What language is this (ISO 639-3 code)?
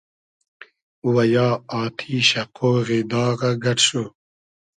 haz